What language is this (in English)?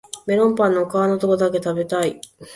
Japanese